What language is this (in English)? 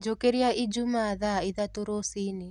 Kikuyu